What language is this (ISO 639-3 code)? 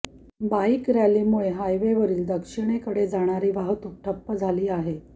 mar